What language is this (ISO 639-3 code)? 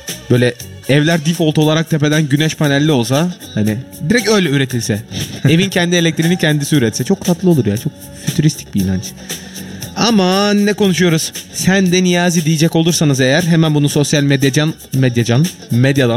tur